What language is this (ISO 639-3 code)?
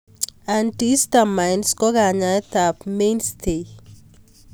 kln